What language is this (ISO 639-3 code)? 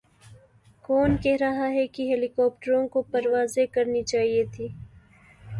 urd